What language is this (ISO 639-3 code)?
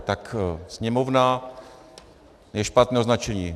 ces